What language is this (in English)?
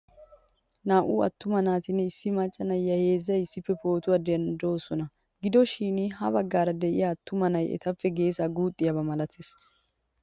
Wolaytta